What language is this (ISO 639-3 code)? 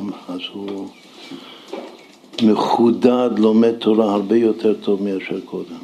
heb